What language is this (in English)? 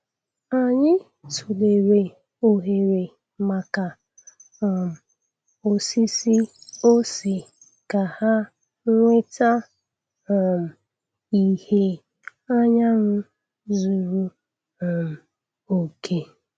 Igbo